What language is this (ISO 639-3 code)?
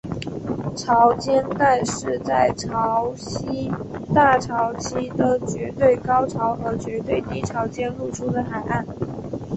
zho